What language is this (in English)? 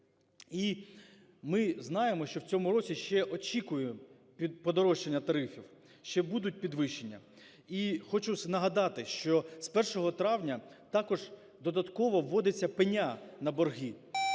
Ukrainian